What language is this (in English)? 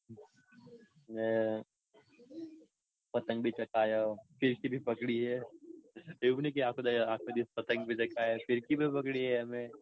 Gujarati